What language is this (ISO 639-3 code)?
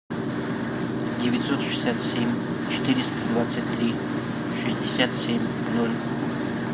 rus